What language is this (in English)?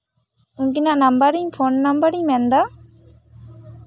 Santali